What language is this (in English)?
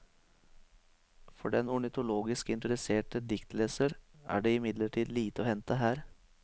Norwegian